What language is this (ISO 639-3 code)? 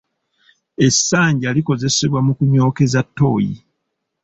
lug